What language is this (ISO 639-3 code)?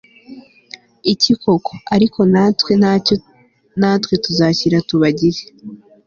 kin